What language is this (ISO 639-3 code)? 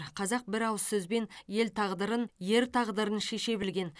kaz